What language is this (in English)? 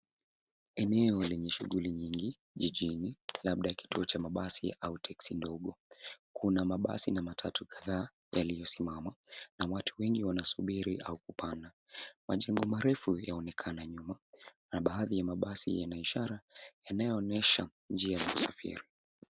Swahili